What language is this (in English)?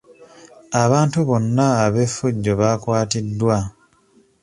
Ganda